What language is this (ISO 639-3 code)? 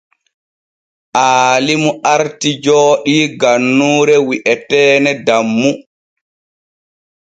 fue